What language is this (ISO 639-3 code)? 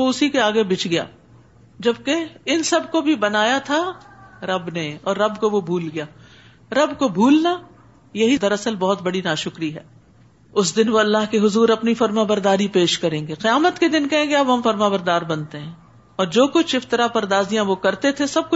urd